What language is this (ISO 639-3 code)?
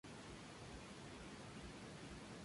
spa